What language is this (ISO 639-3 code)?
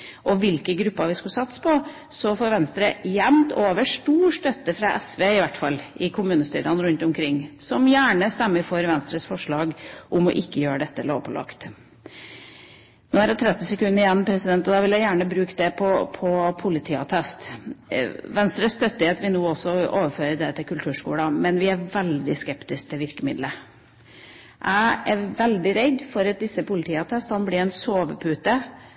nob